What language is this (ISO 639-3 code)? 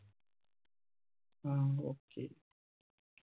mal